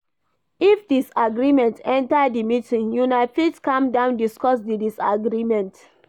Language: Nigerian Pidgin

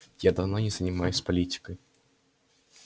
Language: Russian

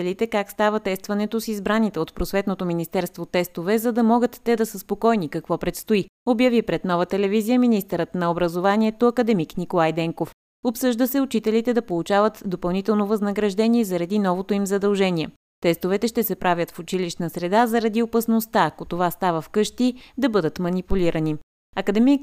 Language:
Bulgarian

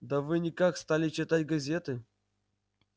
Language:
Russian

